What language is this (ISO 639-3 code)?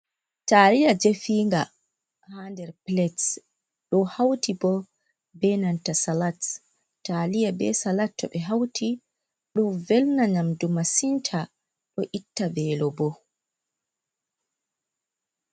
ful